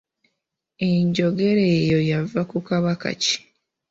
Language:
Ganda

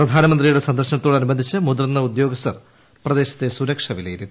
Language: Malayalam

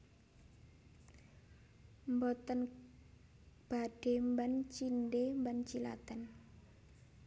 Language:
Javanese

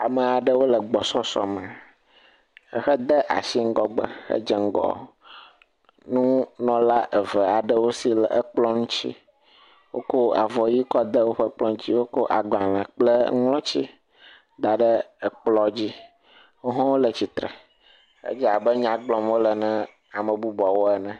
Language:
Ewe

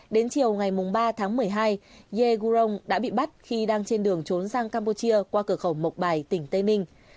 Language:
Vietnamese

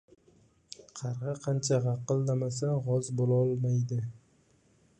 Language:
Uzbek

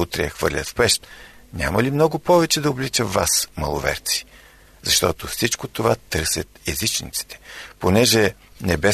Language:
Bulgarian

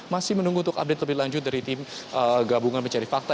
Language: Indonesian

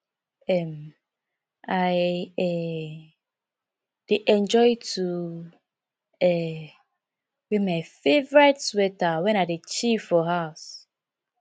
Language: Nigerian Pidgin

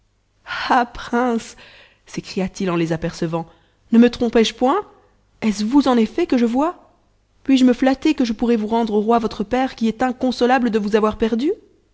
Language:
French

